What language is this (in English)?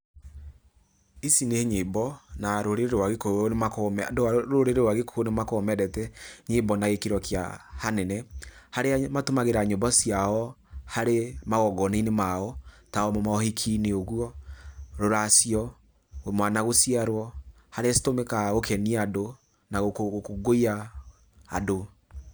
Kikuyu